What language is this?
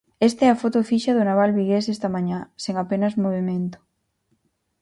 Galician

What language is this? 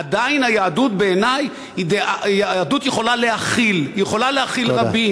Hebrew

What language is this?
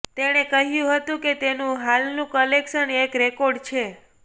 Gujarati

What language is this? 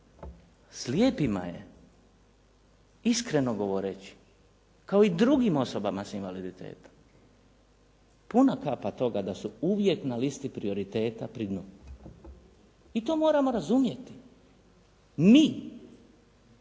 Croatian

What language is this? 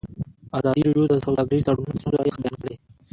Pashto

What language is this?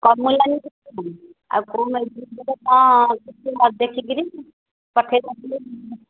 Odia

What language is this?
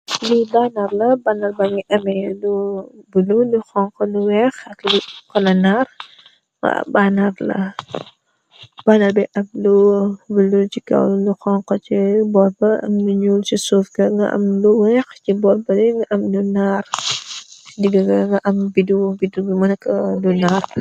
Wolof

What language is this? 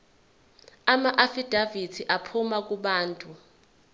Zulu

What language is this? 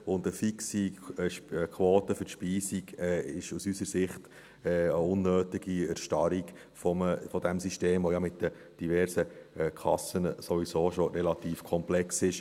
Swiss German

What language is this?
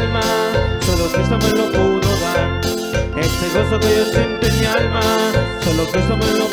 Spanish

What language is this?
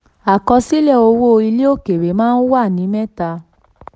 Yoruba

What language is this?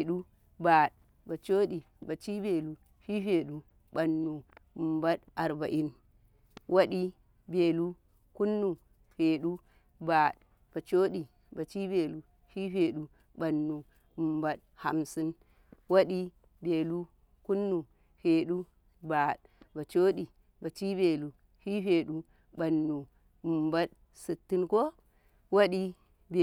Karekare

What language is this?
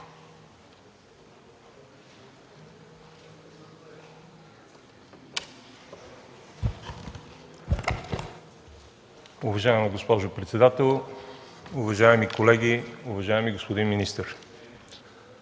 Bulgarian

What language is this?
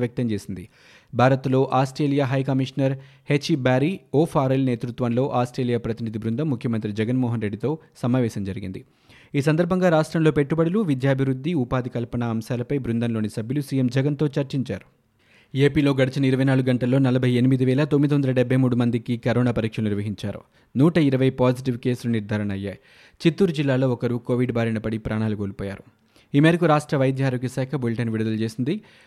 Telugu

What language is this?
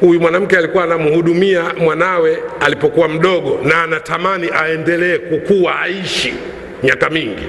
Swahili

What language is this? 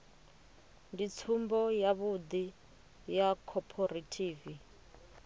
Venda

